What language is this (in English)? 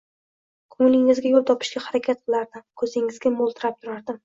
Uzbek